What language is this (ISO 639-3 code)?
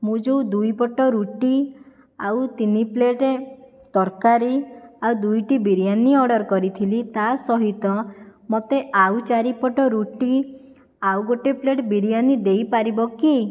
ori